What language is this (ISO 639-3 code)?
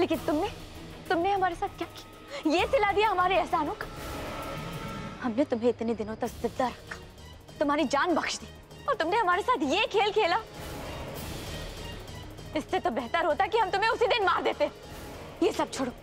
ita